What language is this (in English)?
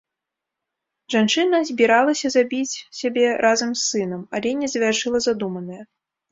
Belarusian